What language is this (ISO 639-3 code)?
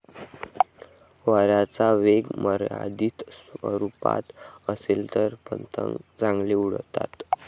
mar